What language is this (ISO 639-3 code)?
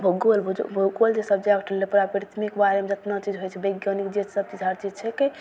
mai